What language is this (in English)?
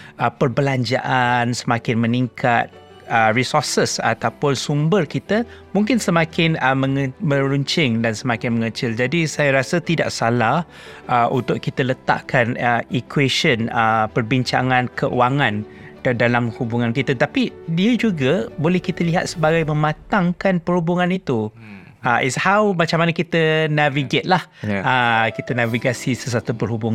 Malay